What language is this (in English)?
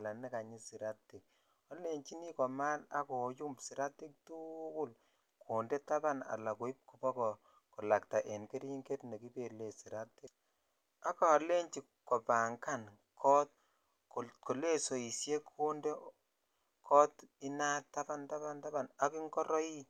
Kalenjin